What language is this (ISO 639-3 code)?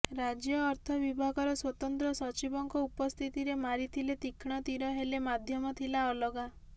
ori